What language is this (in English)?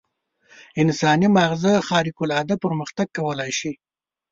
Pashto